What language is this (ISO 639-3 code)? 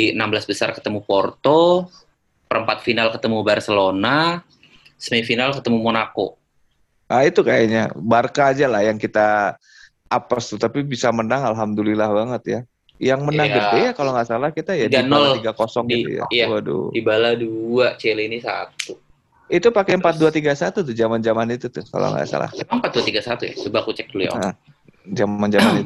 ind